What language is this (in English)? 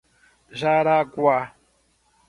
Portuguese